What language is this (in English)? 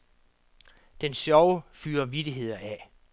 Danish